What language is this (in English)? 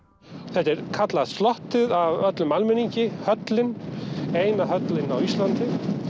Icelandic